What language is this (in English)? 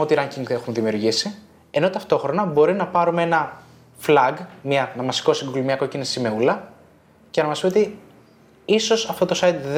Greek